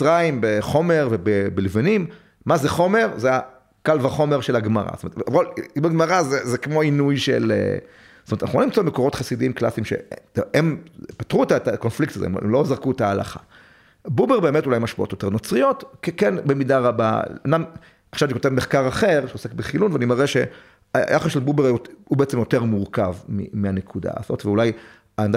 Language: Hebrew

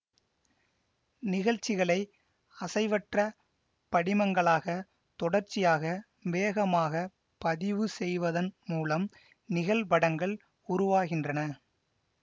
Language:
Tamil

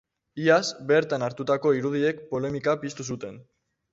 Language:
Basque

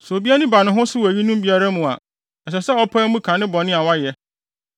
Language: Akan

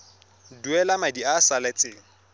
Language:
Tswana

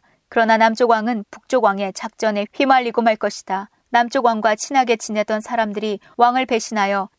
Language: Korean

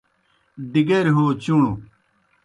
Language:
Kohistani Shina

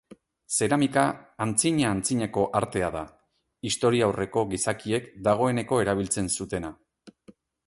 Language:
Basque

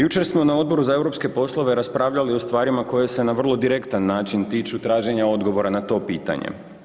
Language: Croatian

